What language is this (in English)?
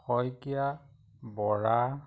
Assamese